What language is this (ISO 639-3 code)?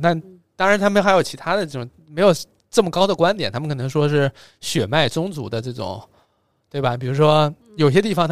zho